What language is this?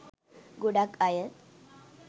Sinhala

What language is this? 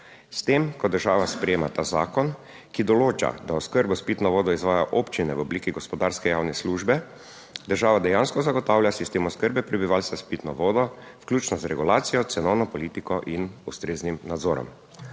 Slovenian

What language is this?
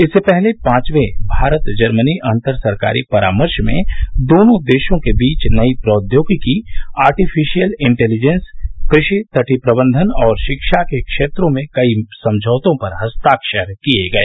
Hindi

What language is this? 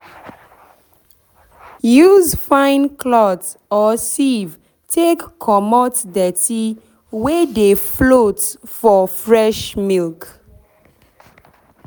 Nigerian Pidgin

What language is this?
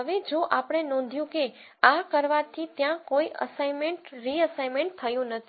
Gujarati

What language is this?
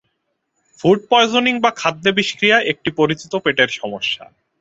Bangla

